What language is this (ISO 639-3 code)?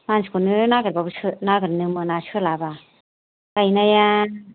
brx